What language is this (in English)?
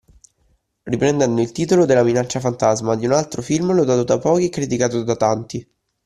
Italian